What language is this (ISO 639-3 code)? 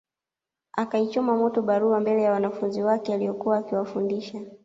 swa